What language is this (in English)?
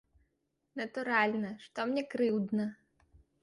Belarusian